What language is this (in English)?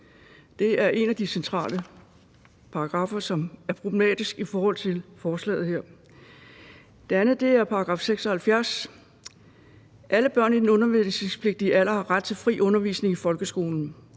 Danish